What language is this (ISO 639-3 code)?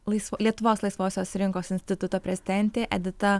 lit